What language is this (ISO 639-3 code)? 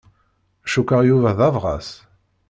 kab